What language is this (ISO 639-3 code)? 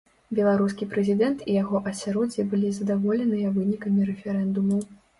bel